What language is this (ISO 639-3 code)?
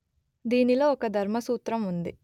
tel